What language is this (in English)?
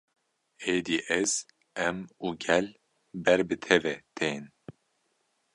Kurdish